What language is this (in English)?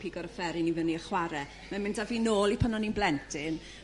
Welsh